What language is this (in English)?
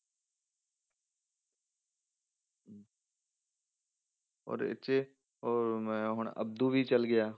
Punjabi